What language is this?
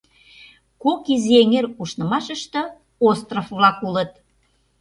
Mari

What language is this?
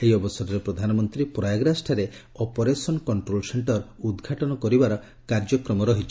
Odia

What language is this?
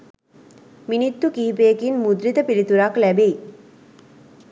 Sinhala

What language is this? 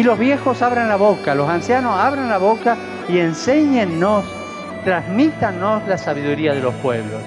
Spanish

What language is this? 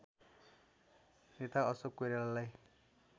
Nepali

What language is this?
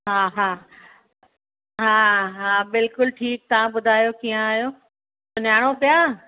Sindhi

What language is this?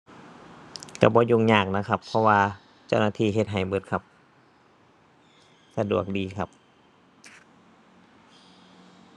Thai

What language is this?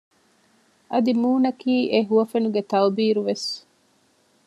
Divehi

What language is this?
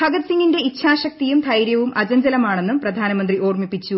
Malayalam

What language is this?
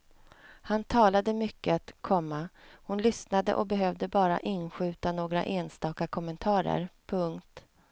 Swedish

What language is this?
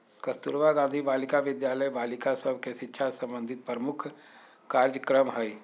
Magahi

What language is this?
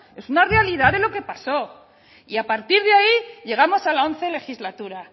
Spanish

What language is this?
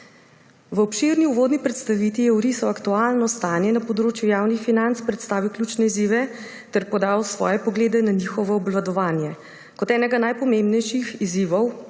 Slovenian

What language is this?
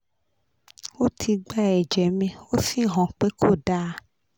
Yoruba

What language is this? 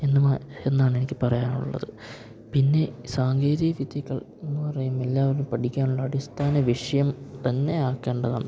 Malayalam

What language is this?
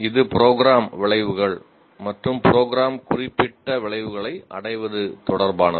Tamil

